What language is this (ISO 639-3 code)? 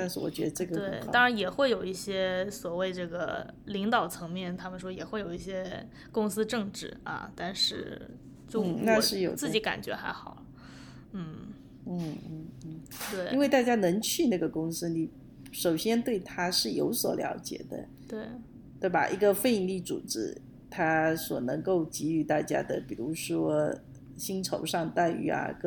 zho